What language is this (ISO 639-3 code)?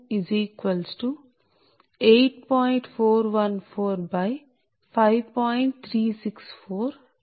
tel